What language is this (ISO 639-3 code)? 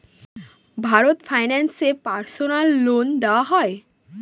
ben